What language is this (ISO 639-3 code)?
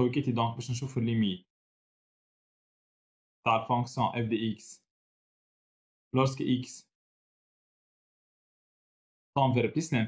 ara